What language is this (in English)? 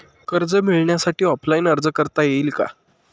Marathi